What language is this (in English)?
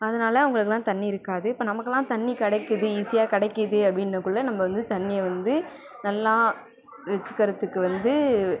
Tamil